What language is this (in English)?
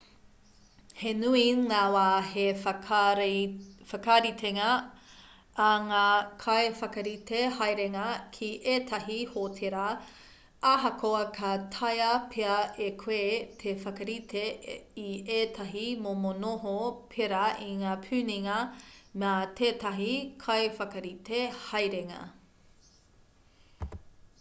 Māori